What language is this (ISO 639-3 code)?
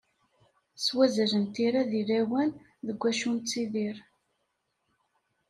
kab